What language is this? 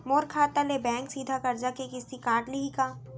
Chhattisgarhi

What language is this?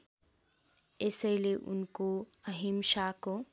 Nepali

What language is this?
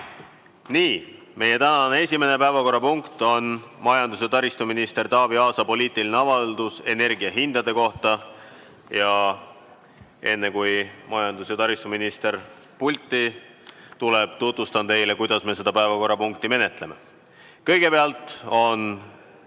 Estonian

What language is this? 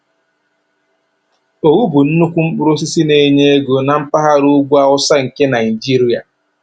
Igbo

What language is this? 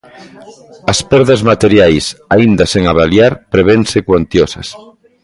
Galician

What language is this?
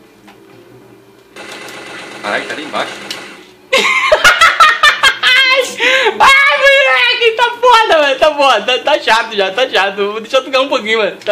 Portuguese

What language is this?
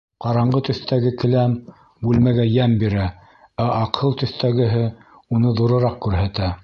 Bashkir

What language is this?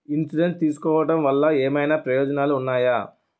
Telugu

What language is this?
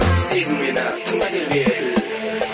Kazakh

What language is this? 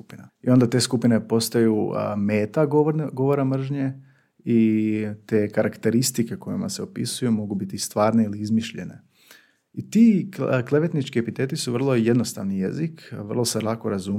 Croatian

